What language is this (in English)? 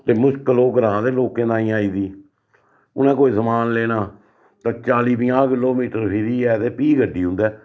Dogri